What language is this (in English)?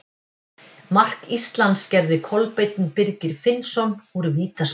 Icelandic